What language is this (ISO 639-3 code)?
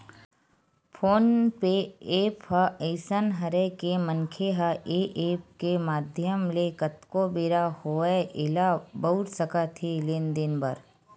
hne